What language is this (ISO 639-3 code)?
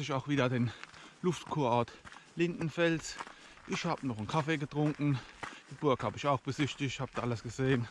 deu